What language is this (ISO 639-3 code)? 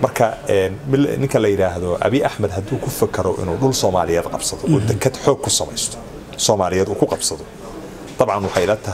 ara